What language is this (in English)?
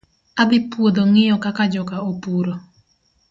Luo (Kenya and Tanzania)